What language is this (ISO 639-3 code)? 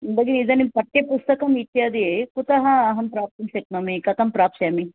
san